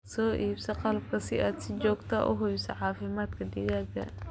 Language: Somali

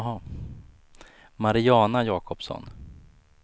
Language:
Swedish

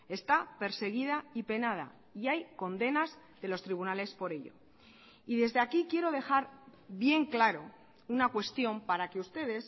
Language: Spanish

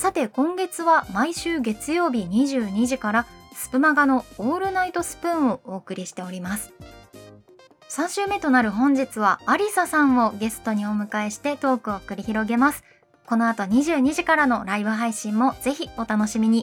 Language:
Japanese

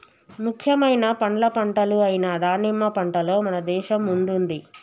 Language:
Telugu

